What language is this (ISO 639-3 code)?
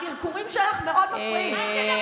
heb